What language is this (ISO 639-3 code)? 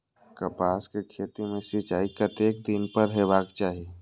mai